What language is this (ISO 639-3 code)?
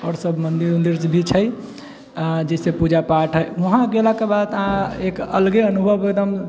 mai